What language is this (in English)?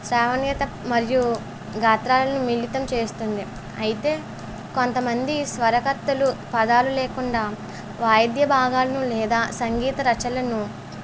Telugu